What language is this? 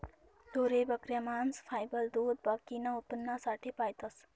Marathi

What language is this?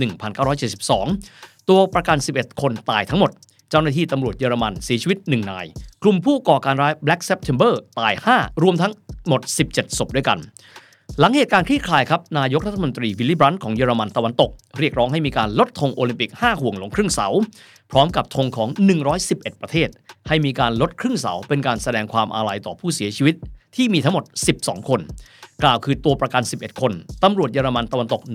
Thai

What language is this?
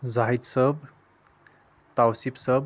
Kashmiri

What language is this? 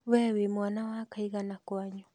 Kikuyu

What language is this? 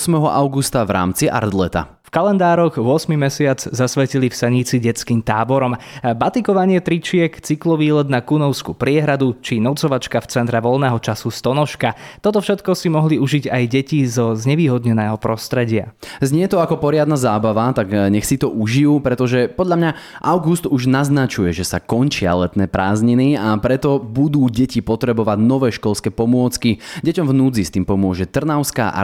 Slovak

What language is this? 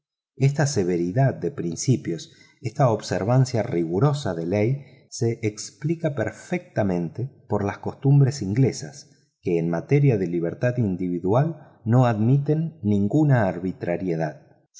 Spanish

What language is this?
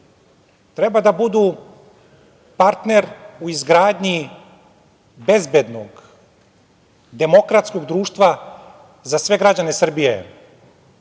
Serbian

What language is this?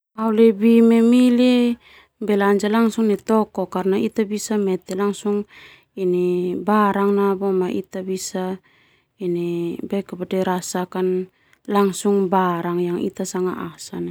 Termanu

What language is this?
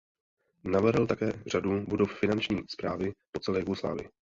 Czech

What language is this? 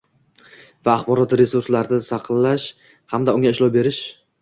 Uzbek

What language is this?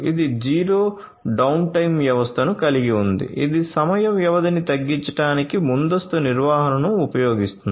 Telugu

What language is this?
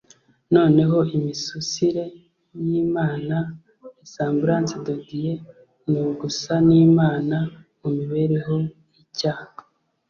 Kinyarwanda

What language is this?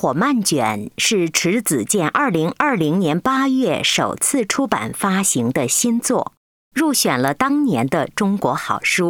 Chinese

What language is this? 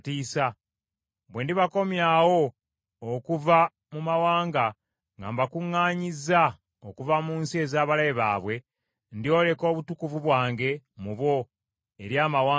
Ganda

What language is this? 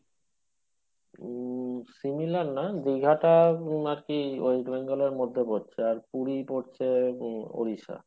Bangla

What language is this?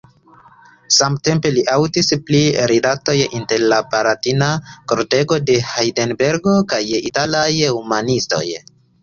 Esperanto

